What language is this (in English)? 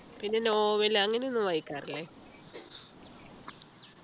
Malayalam